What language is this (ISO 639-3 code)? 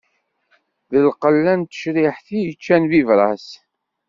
kab